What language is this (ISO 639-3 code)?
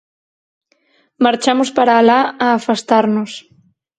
glg